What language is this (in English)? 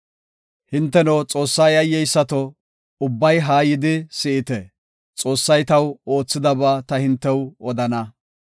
Gofa